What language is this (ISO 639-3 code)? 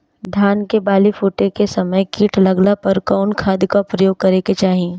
bho